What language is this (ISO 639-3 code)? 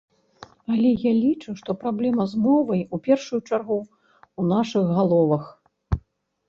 bel